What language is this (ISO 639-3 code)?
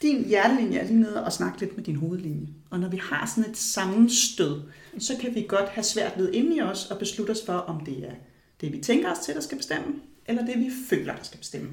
dan